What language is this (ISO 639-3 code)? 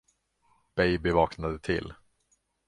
swe